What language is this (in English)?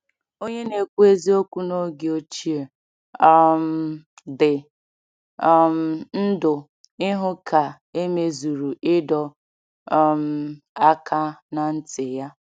Igbo